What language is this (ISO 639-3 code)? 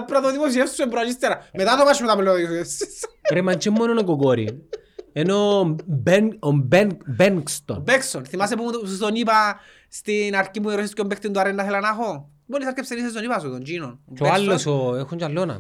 ell